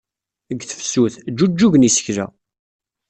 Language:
Kabyle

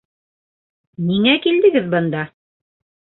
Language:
Bashkir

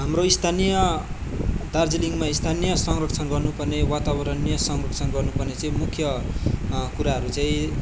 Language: Nepali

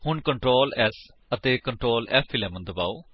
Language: Punjabi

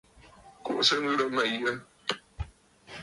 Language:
Bafut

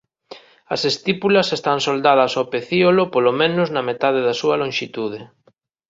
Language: Galician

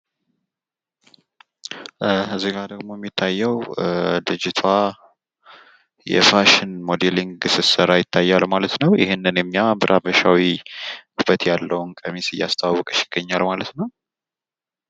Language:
Amharic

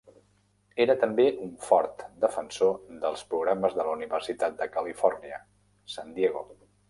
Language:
Catalan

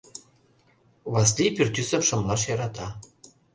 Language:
Mari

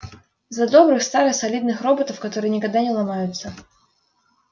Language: Russian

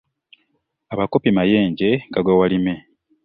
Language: Ganda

